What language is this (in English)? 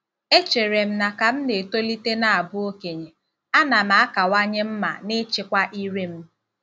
Igbo